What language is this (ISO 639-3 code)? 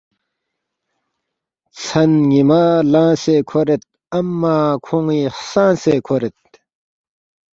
bft